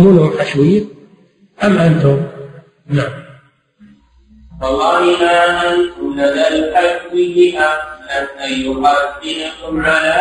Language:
Arabic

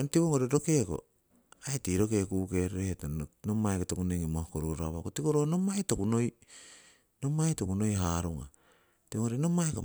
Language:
Siwai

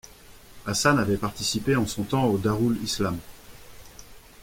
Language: French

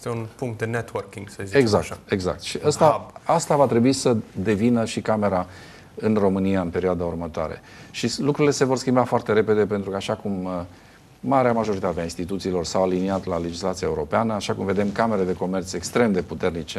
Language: Romanian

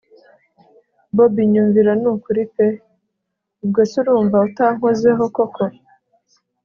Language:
Kinyarwanda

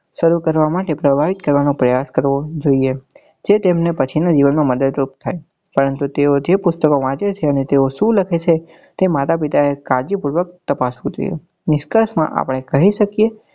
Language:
Gujarati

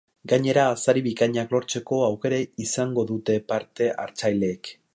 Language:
Basque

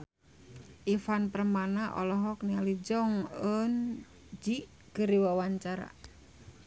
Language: Sundanese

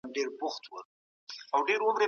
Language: Pashto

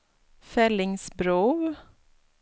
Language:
Swedish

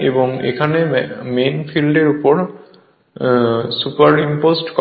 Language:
Bangla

